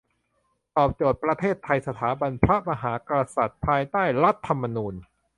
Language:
Thai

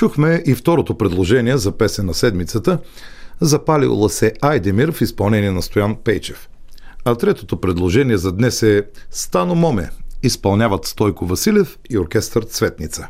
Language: Bulgarian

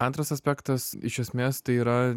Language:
Lithuanian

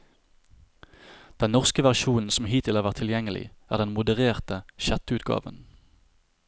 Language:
Norwegian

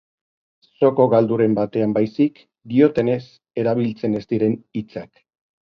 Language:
Basque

